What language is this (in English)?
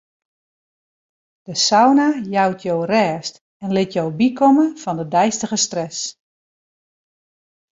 Western Frisian